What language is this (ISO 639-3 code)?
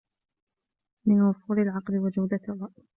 ara